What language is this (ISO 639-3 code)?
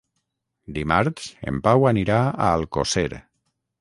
cat